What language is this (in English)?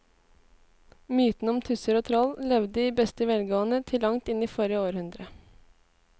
Norwegian